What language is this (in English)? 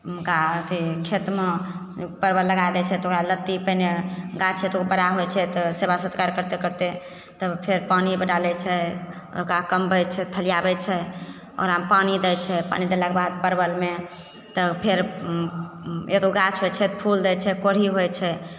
Maithili